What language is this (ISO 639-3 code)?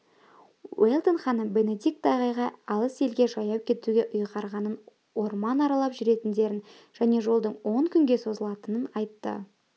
kaz